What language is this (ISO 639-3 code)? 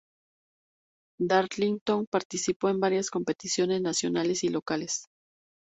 spa